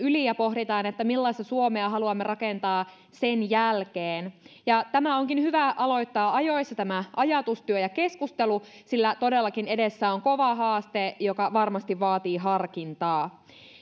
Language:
Finnish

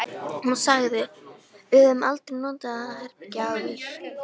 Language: Icelandic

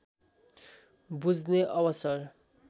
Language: Nepali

